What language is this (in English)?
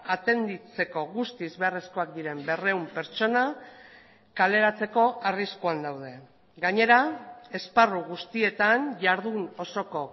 Basque